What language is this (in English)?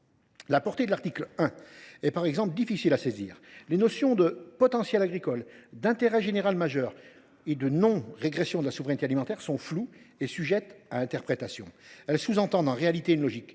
French